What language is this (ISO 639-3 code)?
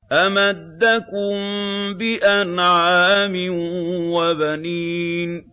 ara